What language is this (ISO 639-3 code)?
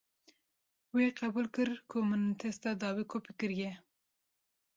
kur